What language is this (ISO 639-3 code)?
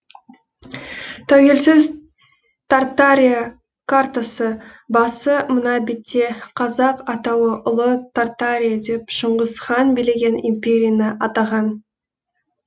kaz